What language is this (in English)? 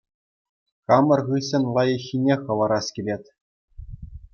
Chuvash